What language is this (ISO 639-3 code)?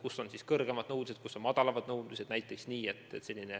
est